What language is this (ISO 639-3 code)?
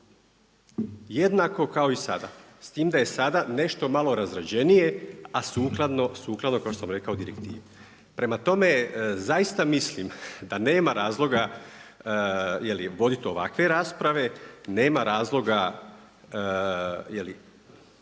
hrv